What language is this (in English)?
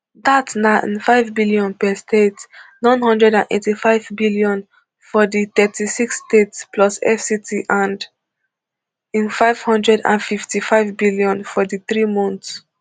Nigerian Pidgin